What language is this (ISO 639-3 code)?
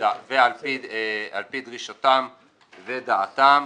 heb